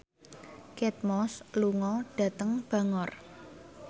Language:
Javanese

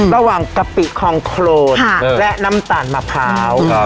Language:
Thai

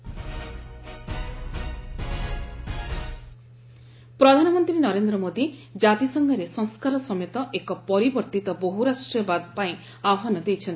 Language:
Odia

